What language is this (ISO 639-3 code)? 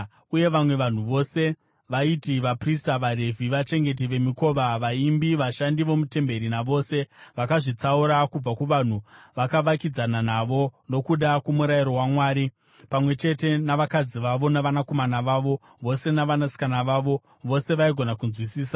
sna